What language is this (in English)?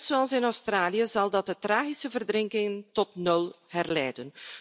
Dutch